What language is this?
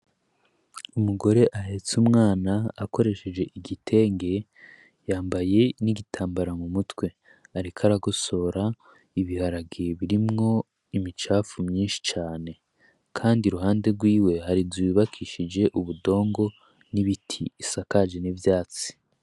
Rundi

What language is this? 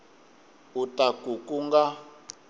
Tsonga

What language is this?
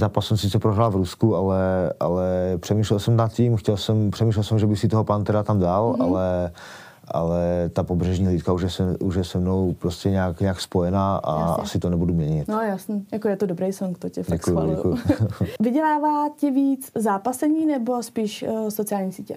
Czech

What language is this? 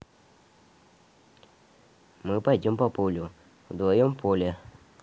Russian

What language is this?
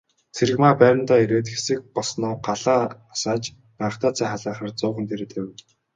Mongolian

